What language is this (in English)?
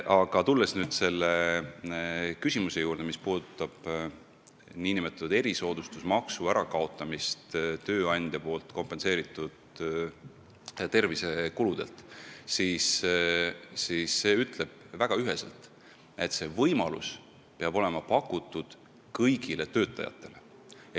Estonian